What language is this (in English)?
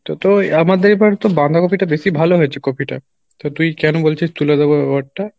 Bangla